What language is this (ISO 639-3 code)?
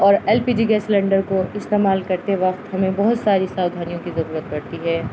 urd